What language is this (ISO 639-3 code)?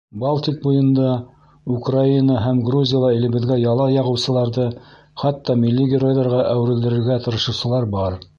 bak